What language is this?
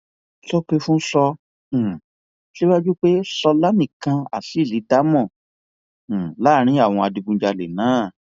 Yoruba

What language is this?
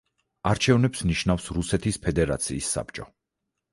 Georgian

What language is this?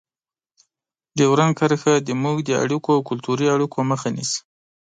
Pashto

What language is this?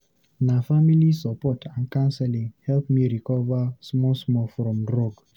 Nigerian Pidgin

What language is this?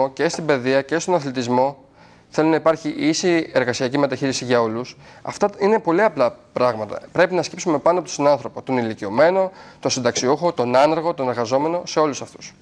Greek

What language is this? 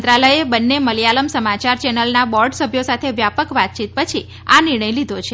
Gujarati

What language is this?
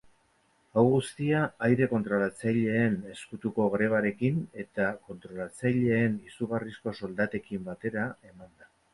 Basque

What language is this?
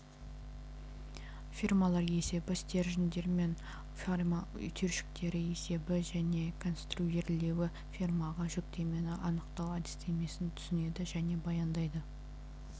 Kazakh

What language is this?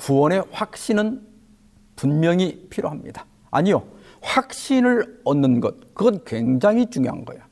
Korean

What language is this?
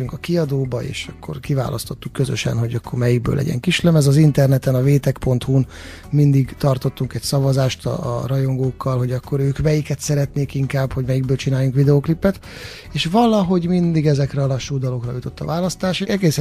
Hungarian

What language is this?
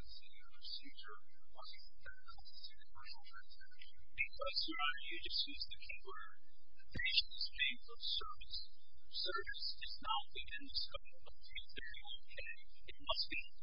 English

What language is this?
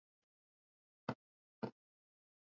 Swahili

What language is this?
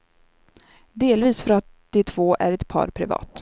Swedish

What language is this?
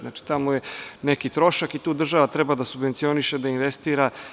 Serbian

